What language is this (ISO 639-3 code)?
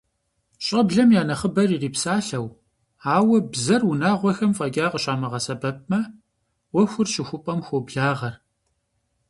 kbd